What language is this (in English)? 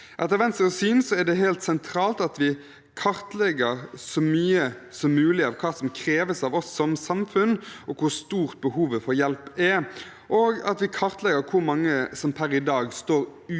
Norwegian